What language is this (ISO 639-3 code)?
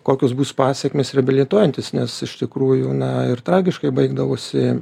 lit